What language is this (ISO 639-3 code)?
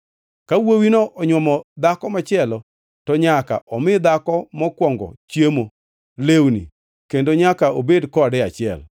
luo